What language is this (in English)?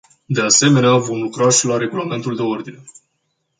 Romanian